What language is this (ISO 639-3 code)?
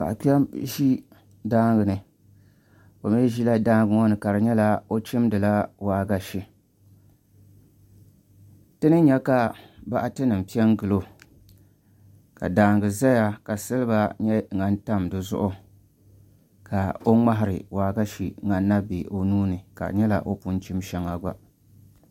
dag